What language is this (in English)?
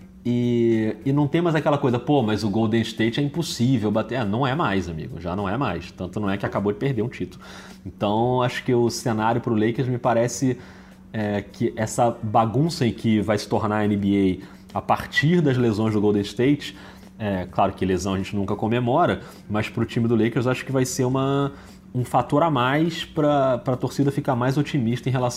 Portuguese